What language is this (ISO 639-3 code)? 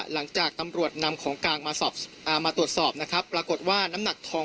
tha